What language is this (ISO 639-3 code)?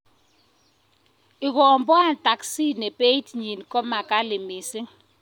kln